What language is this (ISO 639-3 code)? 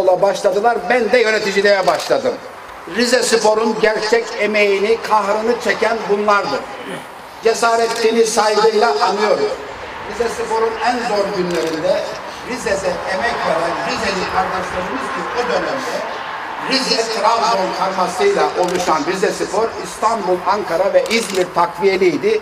tur